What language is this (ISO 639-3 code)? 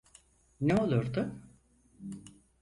tur